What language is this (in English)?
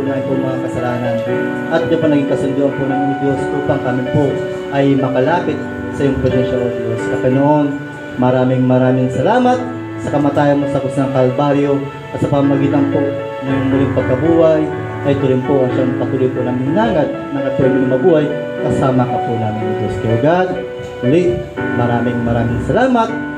Filipino